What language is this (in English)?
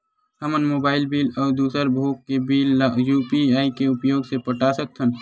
Chhattisgarhi